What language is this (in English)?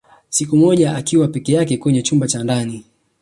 Swahili